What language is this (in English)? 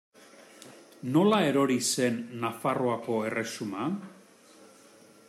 Basque